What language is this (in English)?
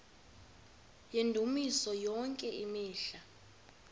Xhosa